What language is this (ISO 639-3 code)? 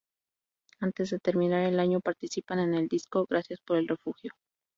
spa